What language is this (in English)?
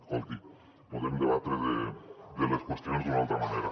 Catalan